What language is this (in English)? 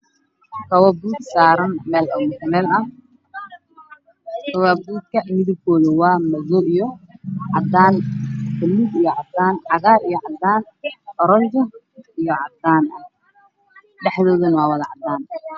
Somali